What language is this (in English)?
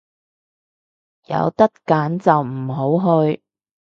Cantonese